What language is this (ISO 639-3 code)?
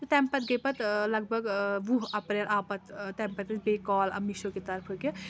kas